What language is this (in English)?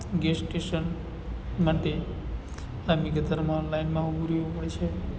Gujarati